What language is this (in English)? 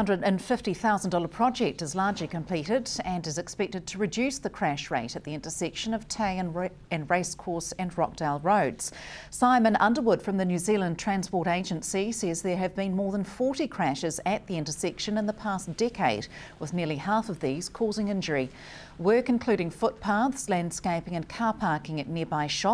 English